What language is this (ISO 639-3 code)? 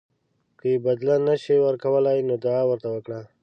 pus